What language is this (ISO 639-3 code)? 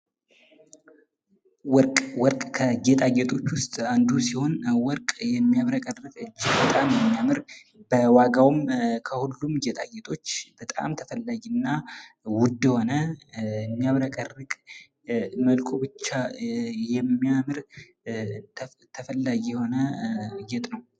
amh